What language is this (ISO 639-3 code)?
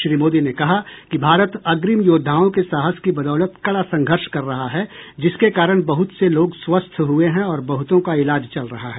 hin